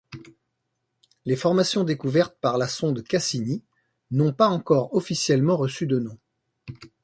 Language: French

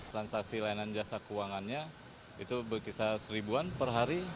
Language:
Indonesian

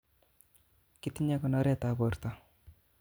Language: Kalenjin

